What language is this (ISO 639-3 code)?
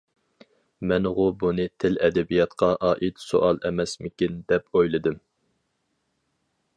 uig